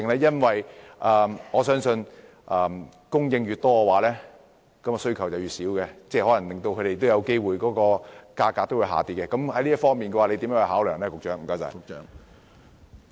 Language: Cantonese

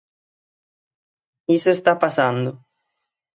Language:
Galician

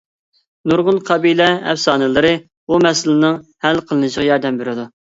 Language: Uyghur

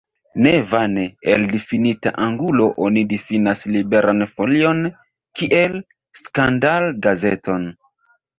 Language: Esperanto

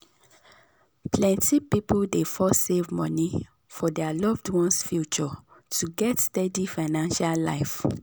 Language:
Nigerian Pidgin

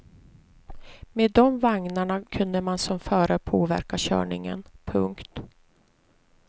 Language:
Swedish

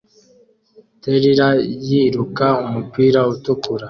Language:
Kinyarwanda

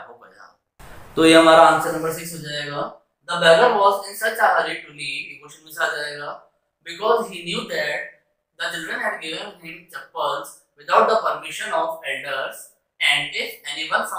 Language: Hindi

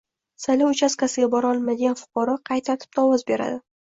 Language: Uzbek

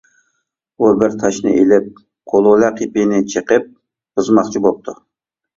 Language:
Uyghur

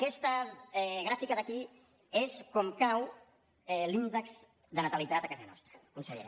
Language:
Catalan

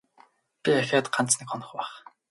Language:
Mongolian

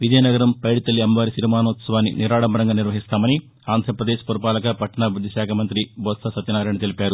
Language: Telugu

